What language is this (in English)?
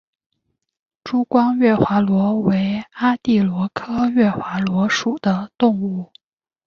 Chinese